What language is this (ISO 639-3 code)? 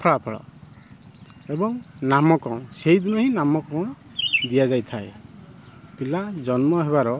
ori